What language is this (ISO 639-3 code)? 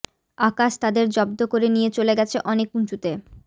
ben